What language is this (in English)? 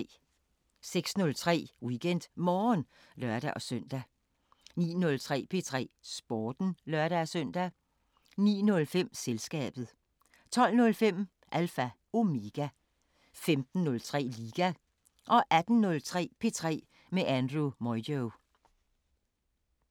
Danish